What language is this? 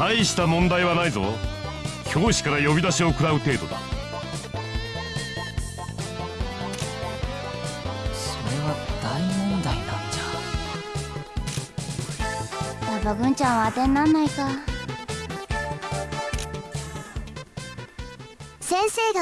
Indonesian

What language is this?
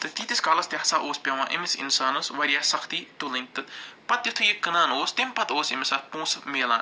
Kashmiri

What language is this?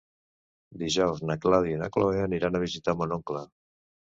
Catalan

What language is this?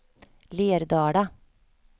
Swedish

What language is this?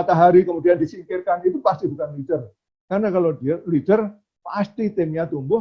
Indonesian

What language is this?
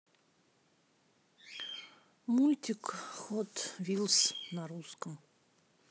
Russian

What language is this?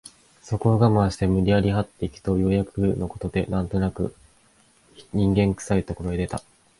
Japanese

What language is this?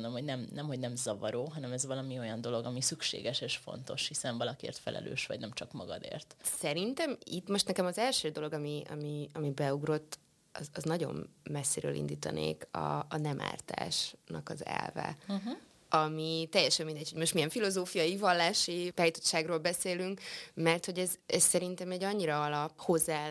Hungarian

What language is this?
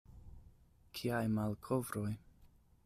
Esperanto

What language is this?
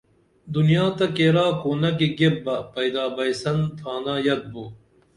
Dameli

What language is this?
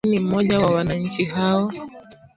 Swahili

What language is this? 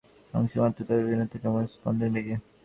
Bangla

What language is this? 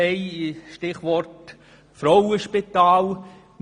Swiss German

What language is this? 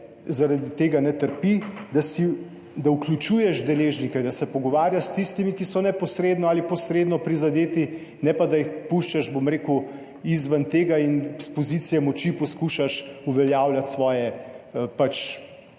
Slovenian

